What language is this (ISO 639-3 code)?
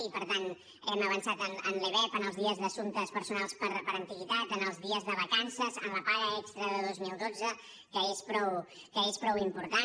cat